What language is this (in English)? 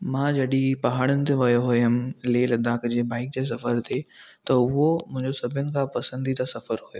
Sindhi